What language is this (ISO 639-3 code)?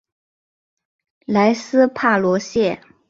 zho